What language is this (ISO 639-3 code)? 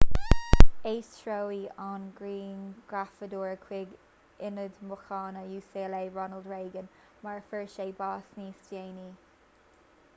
gle